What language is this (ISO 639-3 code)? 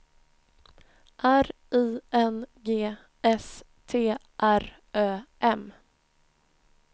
swe